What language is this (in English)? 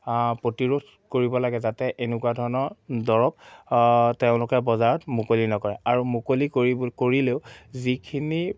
Assamese